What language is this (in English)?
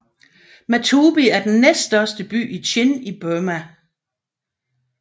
Danish